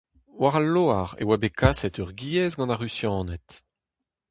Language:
Breton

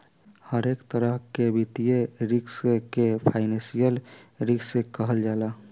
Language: Bhojpuri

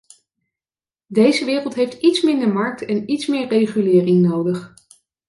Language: Dutch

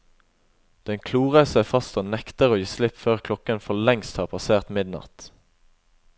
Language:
Norwegian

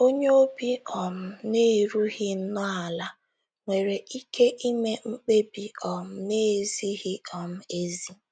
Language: Igbo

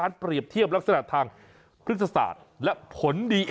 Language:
Thai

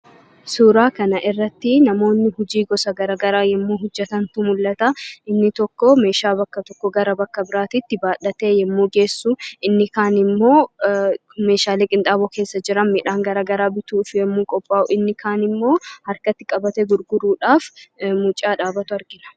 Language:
Oromo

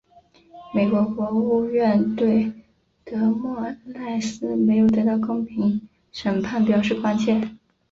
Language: Chinese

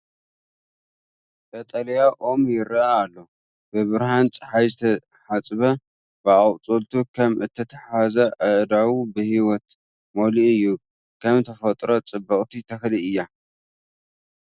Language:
Tigrinya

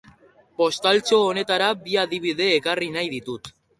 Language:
Basque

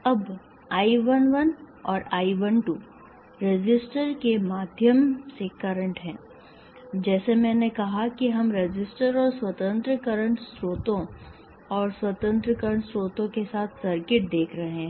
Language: Hindi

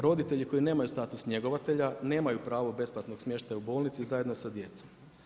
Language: Croatian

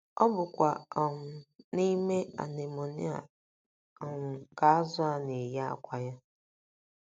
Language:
Igbo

